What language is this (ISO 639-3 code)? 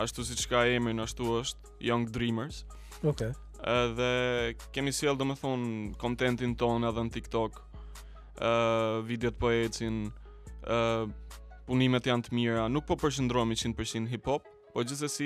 ron